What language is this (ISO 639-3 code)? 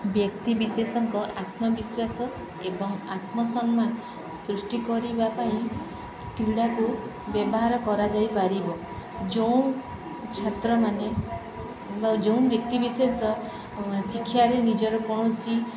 ori